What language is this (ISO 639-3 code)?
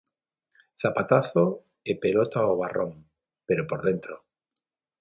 glg